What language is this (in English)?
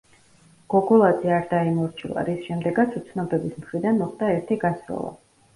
Georgian